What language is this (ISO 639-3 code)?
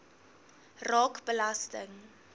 afr